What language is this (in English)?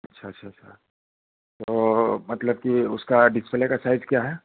Hindi